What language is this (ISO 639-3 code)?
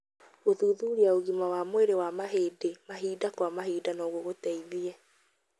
kik